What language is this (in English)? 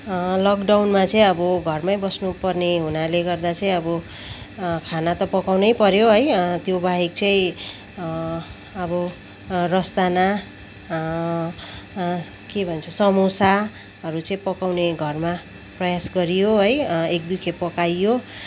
Nepali